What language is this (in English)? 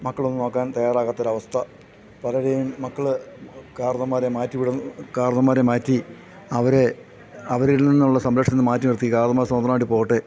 Malayalam